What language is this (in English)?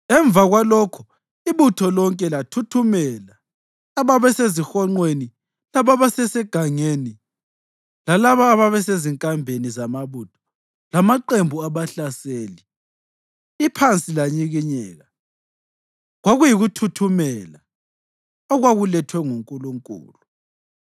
North Ndebele